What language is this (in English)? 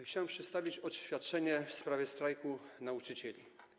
Polish